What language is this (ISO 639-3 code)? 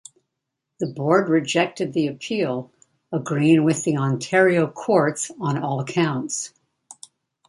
eng